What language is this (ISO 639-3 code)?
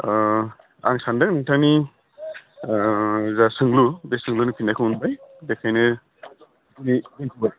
brx